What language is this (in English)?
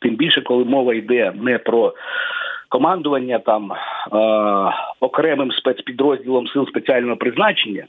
Ukrainian